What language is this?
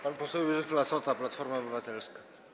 Polish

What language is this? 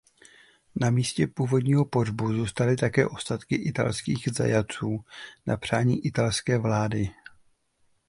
Czech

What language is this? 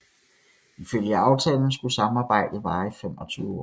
Danish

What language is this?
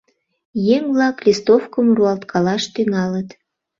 Mari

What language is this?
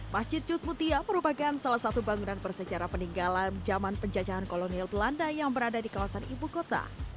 Indonesian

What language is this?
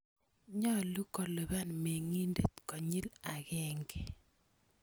Kalenjin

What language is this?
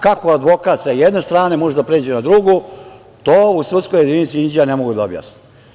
Serbian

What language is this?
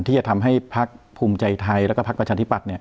Thai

